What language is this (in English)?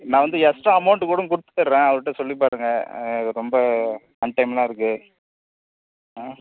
Tamil